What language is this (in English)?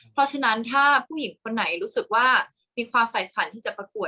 Thai